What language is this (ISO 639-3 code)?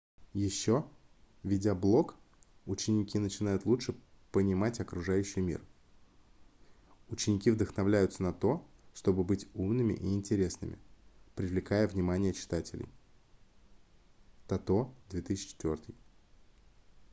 rus